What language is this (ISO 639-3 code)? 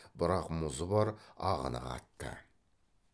kaz